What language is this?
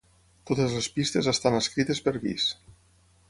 Catalan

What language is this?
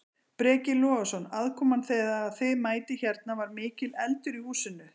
Icelandic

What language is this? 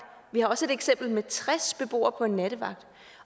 Danish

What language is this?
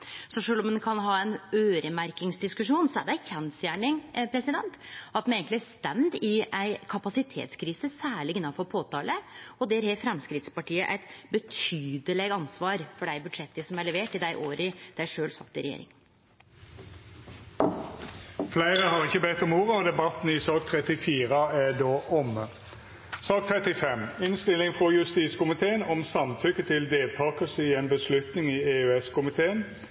Norwegian Nynorsk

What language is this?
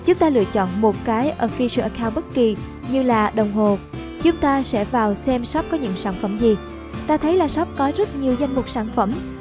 Vietnamese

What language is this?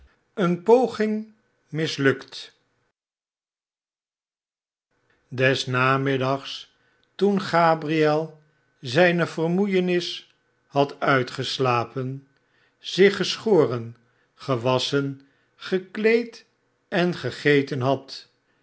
Dutch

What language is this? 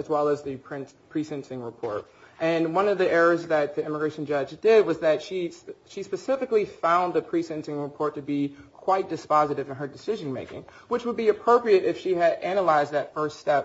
English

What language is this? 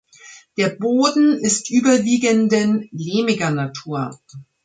German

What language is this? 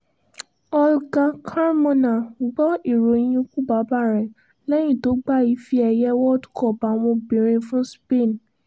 Yoruba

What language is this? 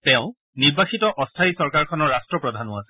Assamese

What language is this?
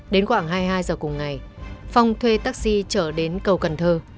Vietnamese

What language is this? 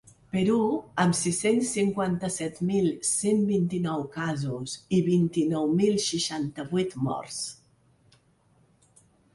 Catalan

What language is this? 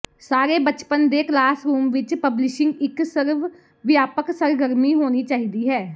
Punjabi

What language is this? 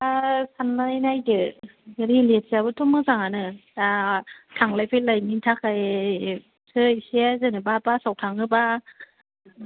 Bodo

